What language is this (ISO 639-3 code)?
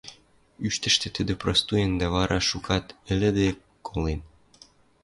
mrj